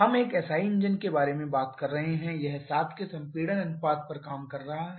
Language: Hindi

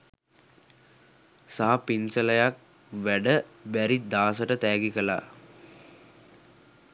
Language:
Sinhala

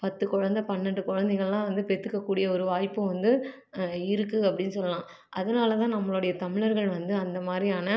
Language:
Tamil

